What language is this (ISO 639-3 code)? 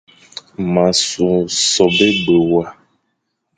fan